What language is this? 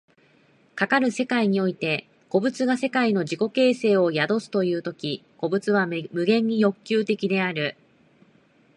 Japanese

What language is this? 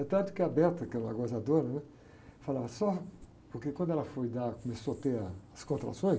Portuguese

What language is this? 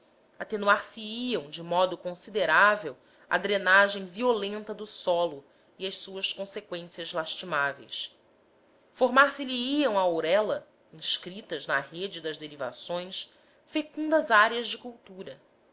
Portuguese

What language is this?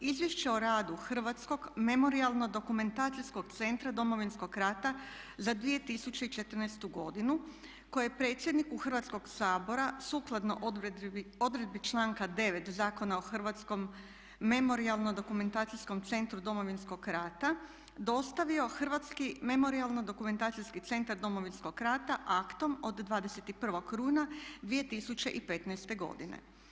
Croatian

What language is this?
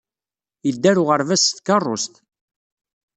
Kabyle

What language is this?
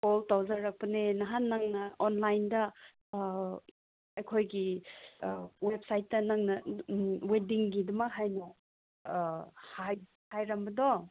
Manipuri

